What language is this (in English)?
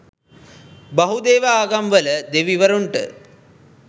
Sinhala